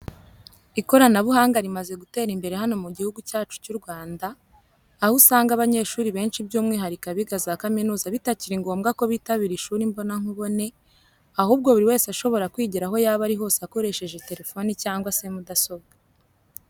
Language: Kinyarwanda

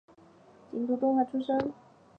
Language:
Chinese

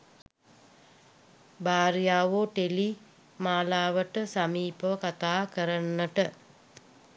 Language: Sinhala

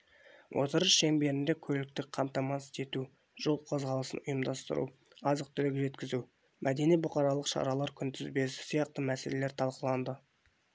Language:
Kazakh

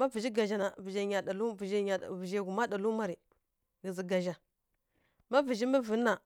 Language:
Kirya-Konzəl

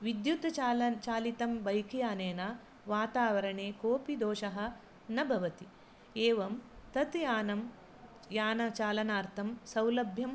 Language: Sanskrit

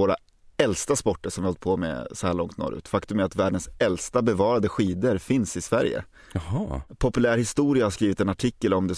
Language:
Swedish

